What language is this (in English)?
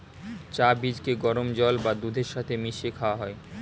Bangla